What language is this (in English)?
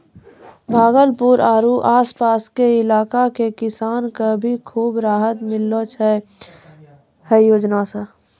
Maithili